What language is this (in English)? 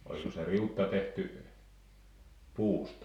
Finnish